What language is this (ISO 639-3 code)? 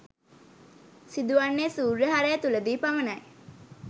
sin